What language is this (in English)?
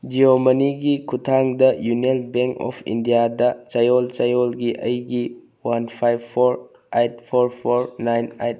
Manipuri